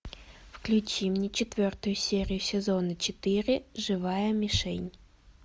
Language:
Russian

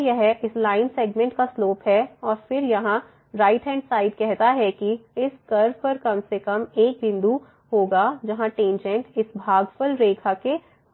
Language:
Hindi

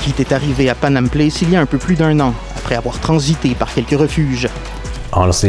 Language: French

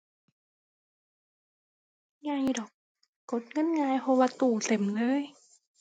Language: Thai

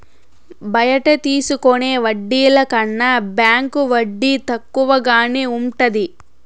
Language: Telugu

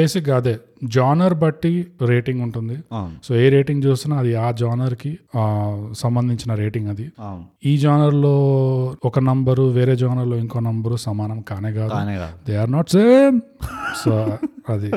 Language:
Telugu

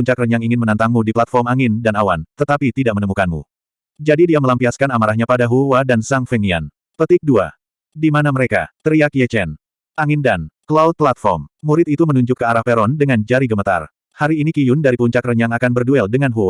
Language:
Indonesian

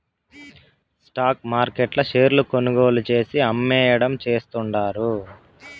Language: Telugu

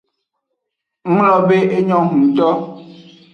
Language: Aja (Benin)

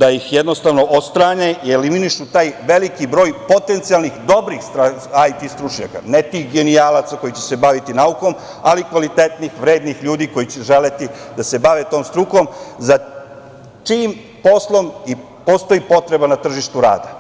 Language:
Serbian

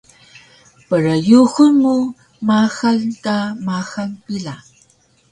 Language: Taroko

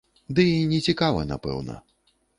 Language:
Belarusian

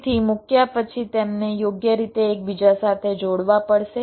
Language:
Gujarati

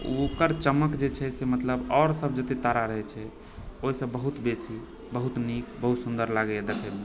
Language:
Maithili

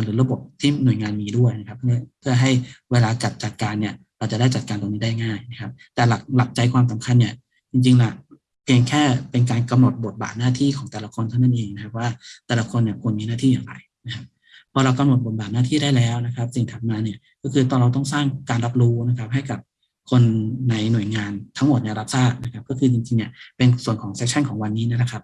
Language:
Thai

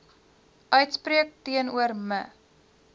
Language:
Afrikaans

